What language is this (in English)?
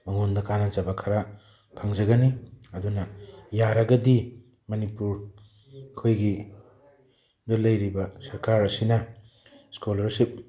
Manipuri